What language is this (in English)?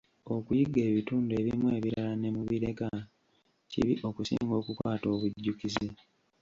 Ganda